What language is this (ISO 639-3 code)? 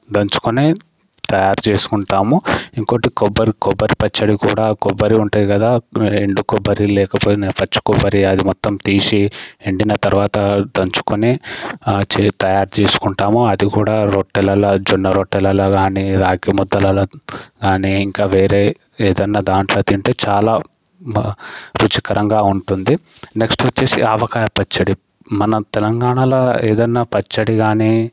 tel